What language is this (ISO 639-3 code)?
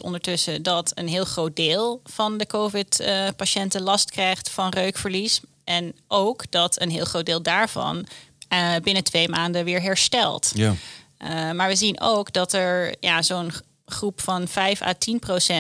nld